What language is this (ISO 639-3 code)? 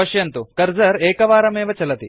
san